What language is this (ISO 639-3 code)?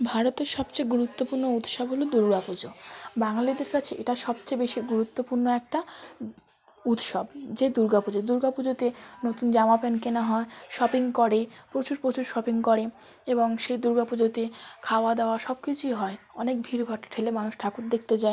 ben